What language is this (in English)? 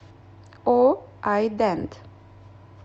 Russian